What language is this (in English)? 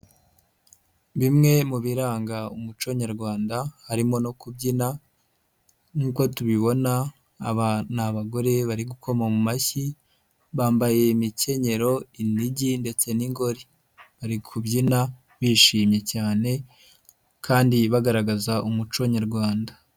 Kinyarwanda